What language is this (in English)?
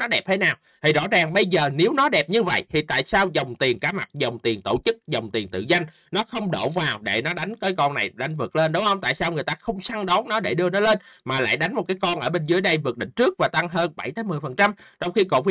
Vietnamese